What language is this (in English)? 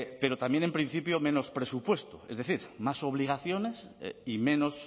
Spanish